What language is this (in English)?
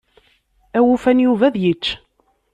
Kabyle